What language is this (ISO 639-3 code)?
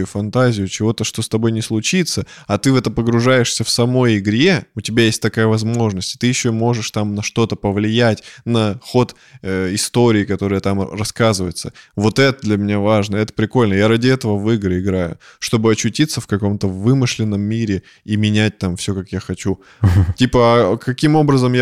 rus